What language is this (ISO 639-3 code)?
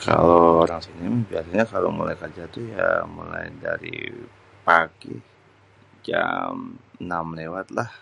bew